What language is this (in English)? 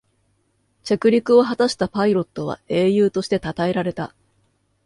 Japanese